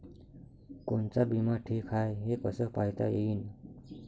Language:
Marathi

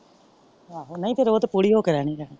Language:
Punjabi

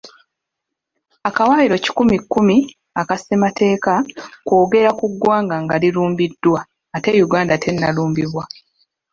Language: Ganda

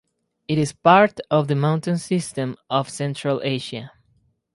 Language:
English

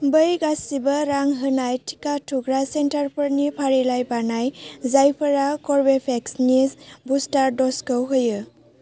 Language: Bodo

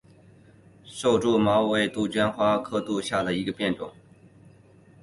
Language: Chinese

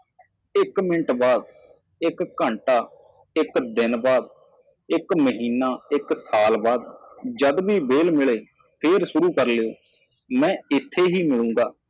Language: Punjabi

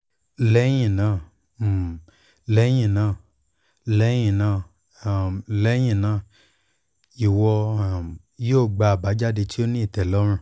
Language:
Yoruba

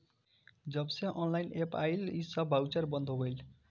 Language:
Bhojpuri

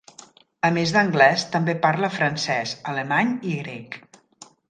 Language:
Catalan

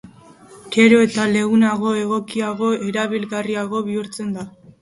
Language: Basque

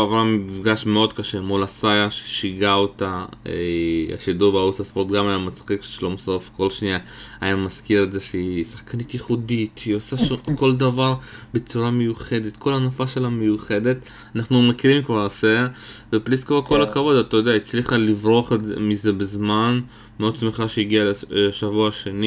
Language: Hebrew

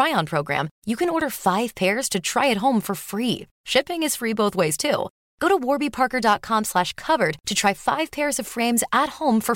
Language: Swedish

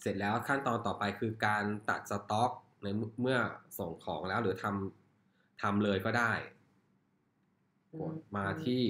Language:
Thai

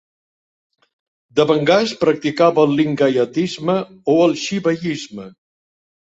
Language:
Catalan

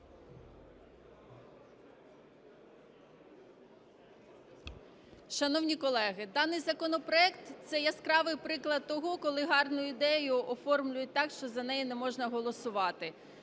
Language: Ukrainian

